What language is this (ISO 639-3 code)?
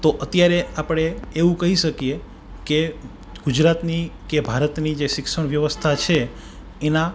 guj